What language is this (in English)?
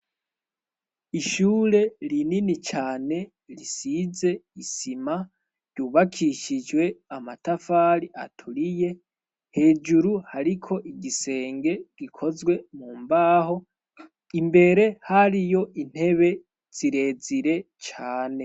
Rundi